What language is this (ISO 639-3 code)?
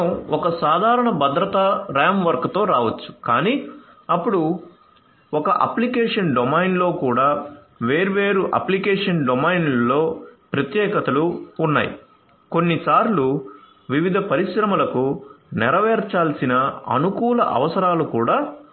tel